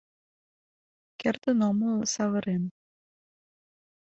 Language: Mari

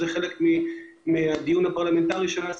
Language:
Hebrew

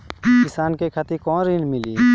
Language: Bhojpuri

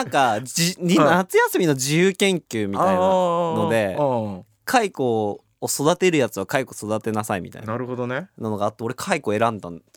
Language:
Japanese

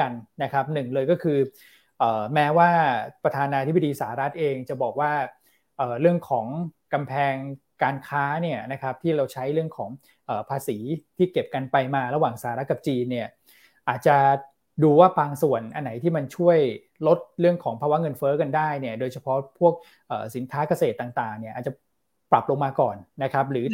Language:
Thai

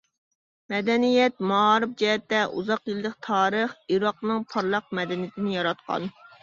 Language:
Uyghur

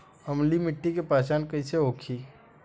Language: Bhojpuri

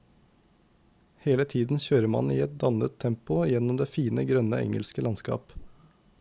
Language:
Norwegian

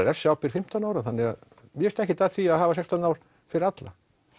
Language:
Icelandic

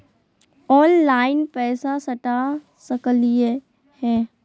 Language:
Magahi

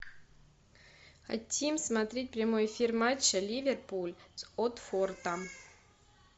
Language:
Russian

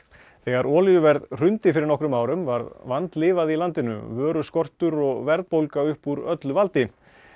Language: Icelandic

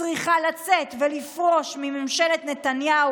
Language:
Hebrew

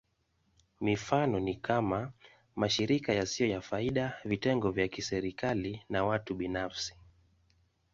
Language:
Swahili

